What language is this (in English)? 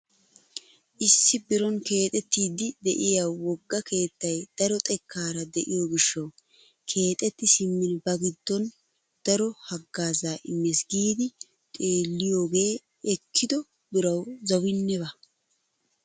Wolaytta